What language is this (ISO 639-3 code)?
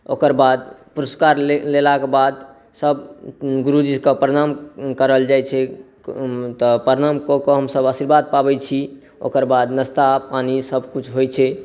mai